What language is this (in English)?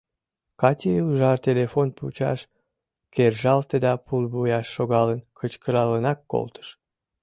Mari